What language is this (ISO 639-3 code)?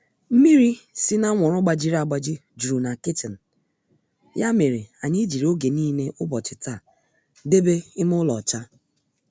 ibo